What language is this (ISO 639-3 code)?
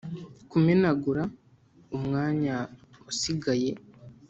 kin